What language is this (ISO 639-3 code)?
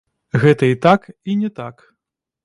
bel